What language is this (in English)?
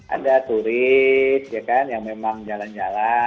Indonesian